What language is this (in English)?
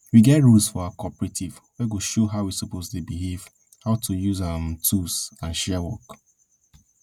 Nigerian Pidgin